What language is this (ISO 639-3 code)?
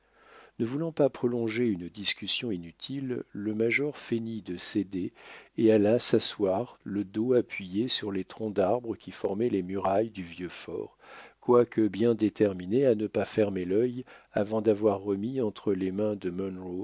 fra